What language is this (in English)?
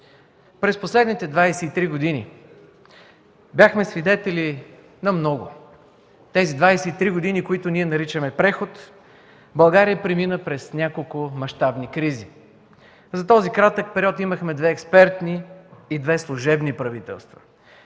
Bulgarian